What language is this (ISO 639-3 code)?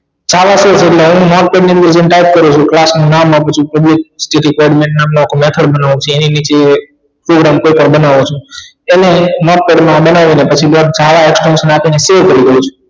guj